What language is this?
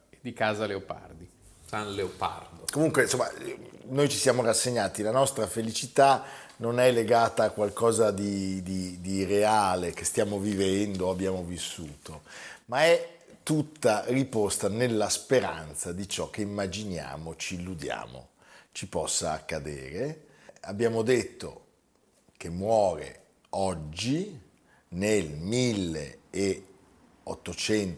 Italian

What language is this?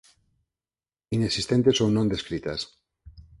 Galician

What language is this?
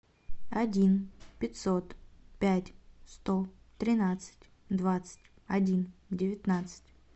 Russian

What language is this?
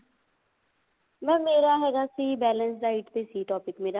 Punjabi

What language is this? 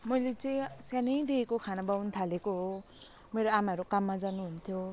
Nepali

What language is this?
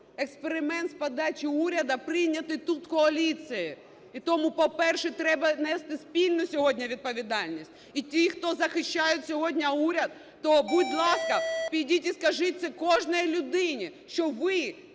Ukrainian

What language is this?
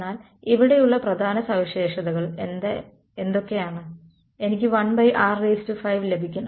Malayalam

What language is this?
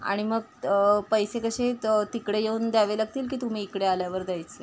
Marathi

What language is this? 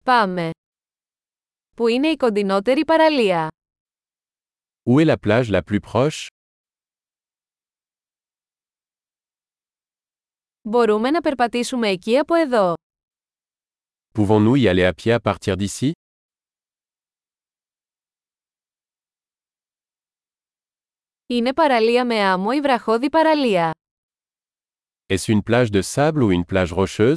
Greek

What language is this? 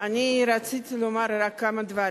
Hebrew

